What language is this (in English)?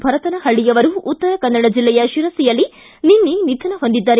Kannada